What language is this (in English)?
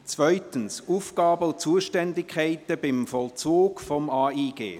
Swiss German